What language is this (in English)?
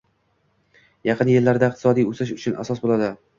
Uzbek